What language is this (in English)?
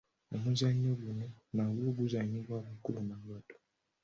Ganda